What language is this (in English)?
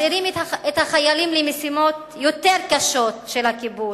Hebrew